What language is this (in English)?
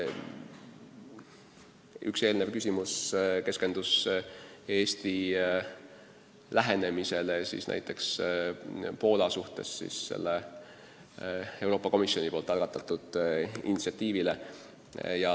Estonian